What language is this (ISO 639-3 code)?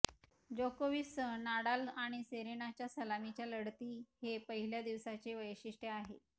mar